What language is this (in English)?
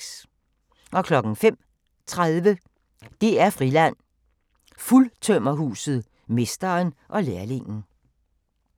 Danish